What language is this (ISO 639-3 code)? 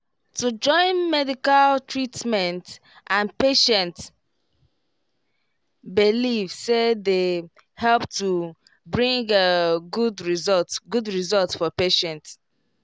pcm